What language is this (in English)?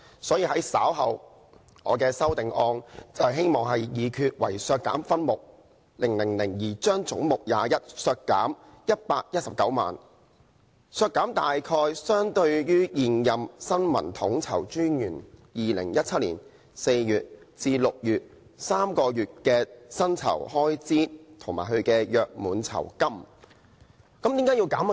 Cantonese